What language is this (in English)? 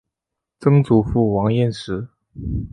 Chinese